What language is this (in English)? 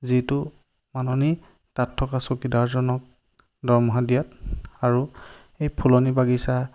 Assamese